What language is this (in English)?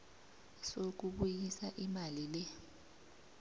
South Ndebele